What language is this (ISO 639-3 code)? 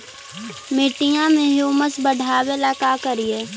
mag